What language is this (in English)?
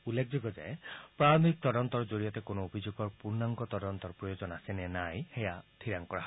Assamese